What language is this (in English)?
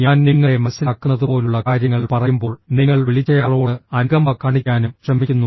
Malayalam